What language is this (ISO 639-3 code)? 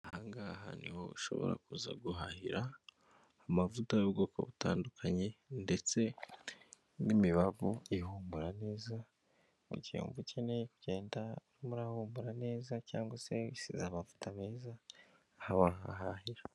kin